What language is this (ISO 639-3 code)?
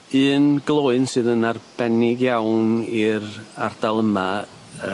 cym